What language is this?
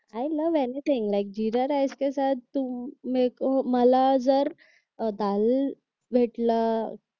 Marathi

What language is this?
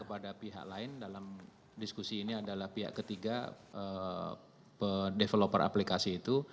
Indonesian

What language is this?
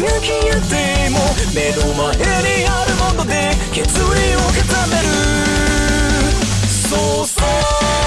English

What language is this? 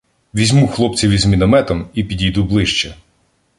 Ukrainian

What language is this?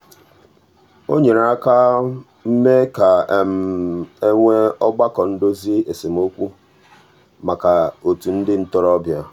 Igbo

